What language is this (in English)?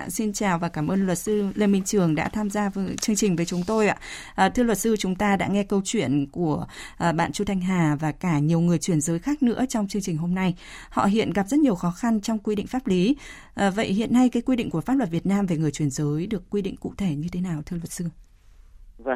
Vietnamese